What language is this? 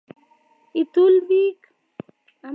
Kalenjin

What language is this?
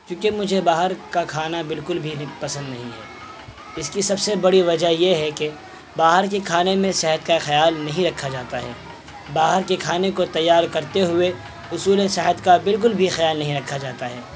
Urdu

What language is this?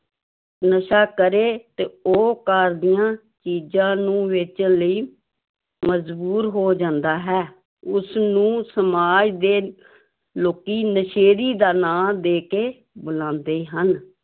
Punjabi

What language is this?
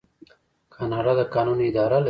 Pashto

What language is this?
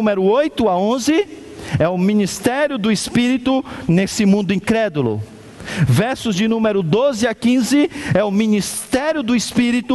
Portuguese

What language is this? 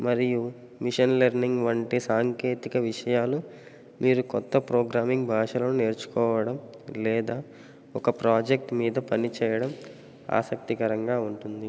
Telugu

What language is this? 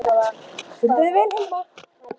Icelandic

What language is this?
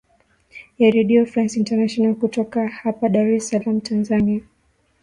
Swahili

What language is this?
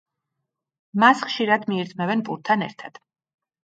Georgian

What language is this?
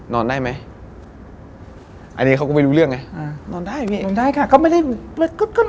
Thai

